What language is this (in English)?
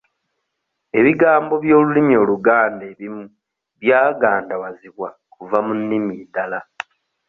Ganda